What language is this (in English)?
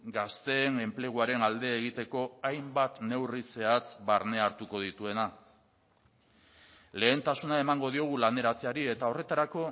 Basque